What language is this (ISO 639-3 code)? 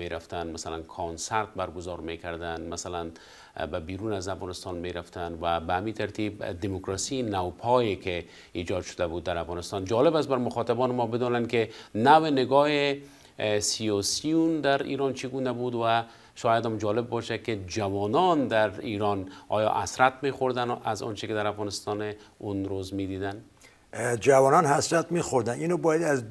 fas